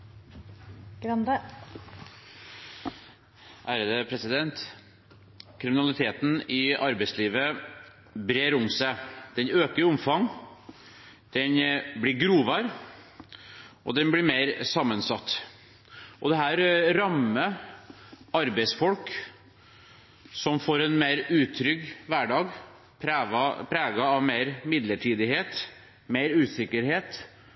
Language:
Norwegian Bokmål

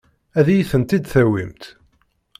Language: Kabyle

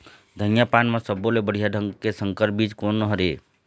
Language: Chhattisgarhi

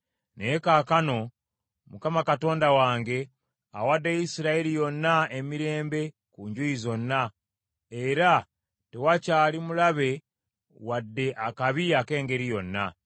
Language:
Ganda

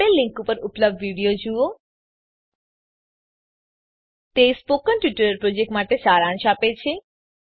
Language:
Gujarati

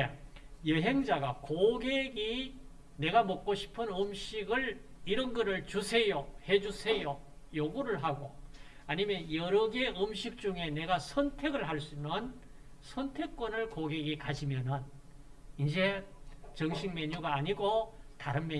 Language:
Korean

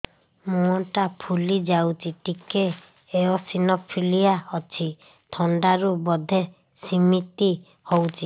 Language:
Odia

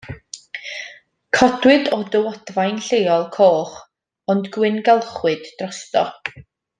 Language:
Welsh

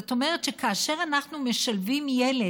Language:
Hebrew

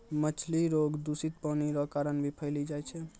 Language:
Maithili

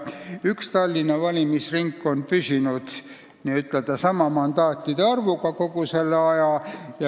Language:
Estonian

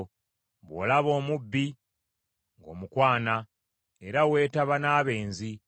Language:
Ganda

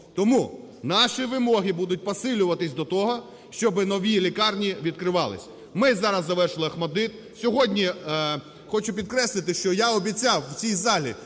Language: Ukrainian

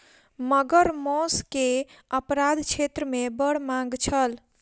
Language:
Maithili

